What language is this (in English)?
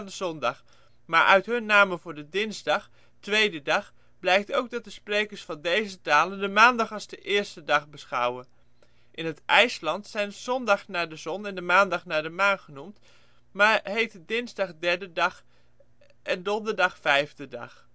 Dutch